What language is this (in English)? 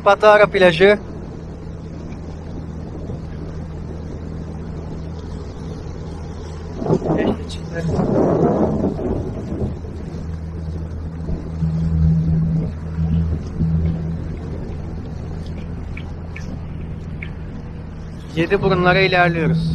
Turkish